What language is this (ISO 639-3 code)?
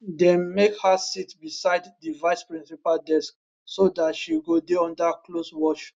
pcm